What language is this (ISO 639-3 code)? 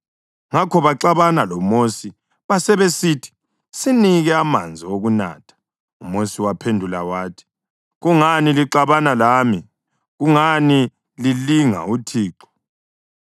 nde